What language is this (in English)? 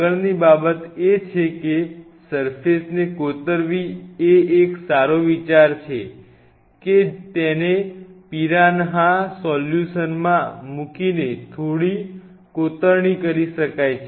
Gujarati